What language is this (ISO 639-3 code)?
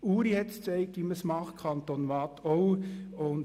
gsw